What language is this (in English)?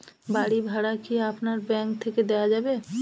Bangla